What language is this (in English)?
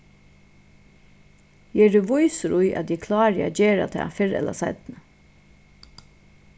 Faroese